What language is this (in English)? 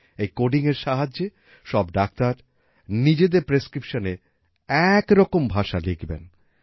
Bangla